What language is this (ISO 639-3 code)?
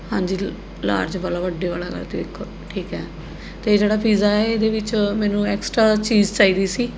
pan